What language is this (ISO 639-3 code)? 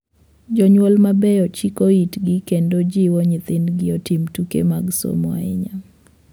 luo